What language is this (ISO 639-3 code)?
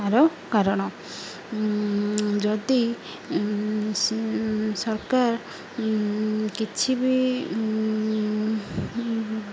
ori